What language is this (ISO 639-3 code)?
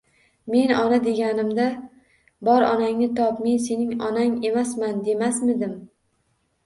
uzb